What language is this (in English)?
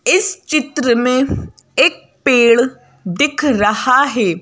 Hindi